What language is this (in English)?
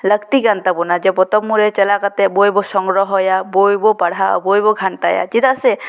Santali